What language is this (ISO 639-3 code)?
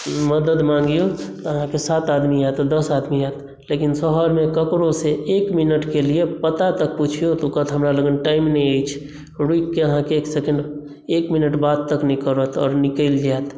mai